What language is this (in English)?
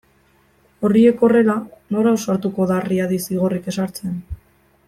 Basque